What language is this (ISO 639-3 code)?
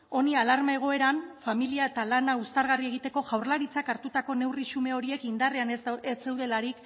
eus